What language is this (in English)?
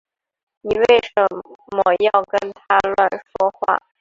Chinese